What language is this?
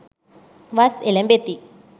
Sinhala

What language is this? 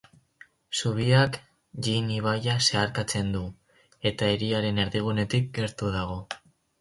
Basque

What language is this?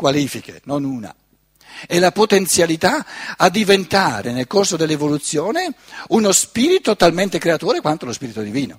Italian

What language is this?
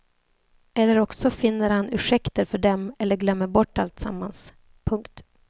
Swedish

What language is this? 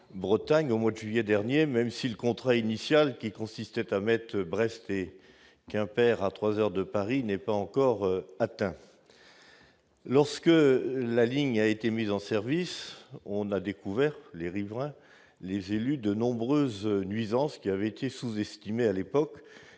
French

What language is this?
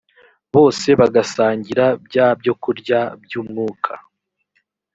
Kinyarwanda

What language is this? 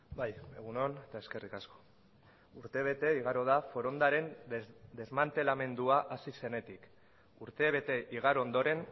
Basque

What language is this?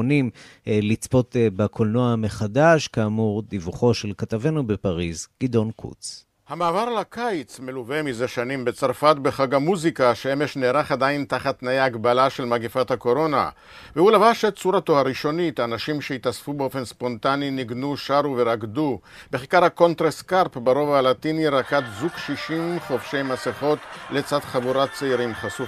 Hebrew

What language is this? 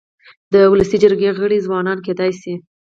Pashto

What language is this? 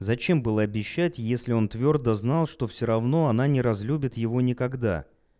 Russian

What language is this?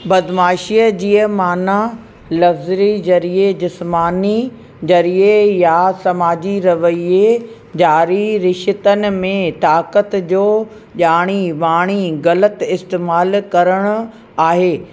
Sindhi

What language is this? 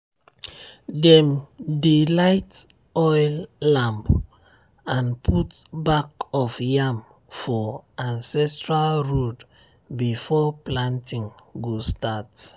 Nigerian Pidgin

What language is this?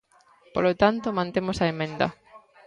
Galician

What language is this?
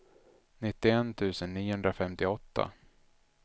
Swedish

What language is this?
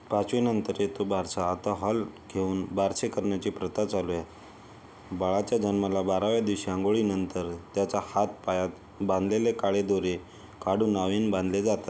Marathi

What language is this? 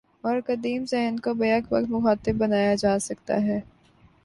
Urdu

